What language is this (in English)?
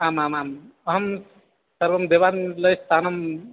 Sanskrit